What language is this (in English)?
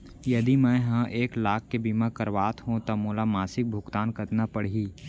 Chhattisgarhi